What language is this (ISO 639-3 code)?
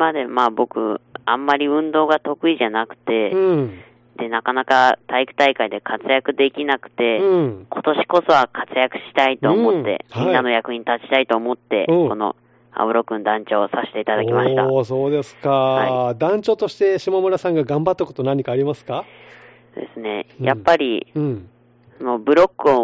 jpn